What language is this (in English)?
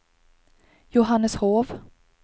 Swedish